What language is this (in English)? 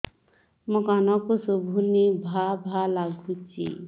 Odia